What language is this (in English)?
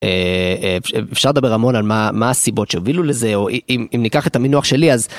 Hebrew